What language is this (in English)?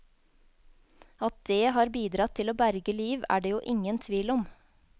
Norwegian